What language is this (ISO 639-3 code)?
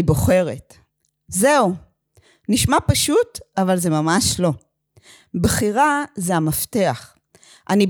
heb